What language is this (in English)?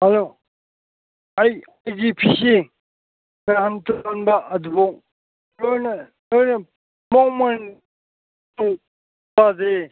Manipuri